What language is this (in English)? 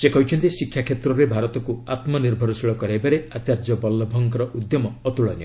Odia